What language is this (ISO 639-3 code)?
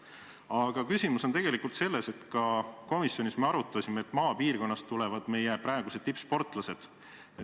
est